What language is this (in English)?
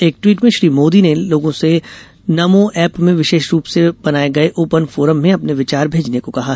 Hindi